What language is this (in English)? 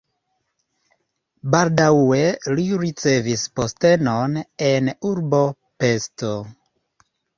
Esperanto